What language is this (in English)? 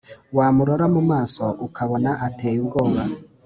Kinyarwanda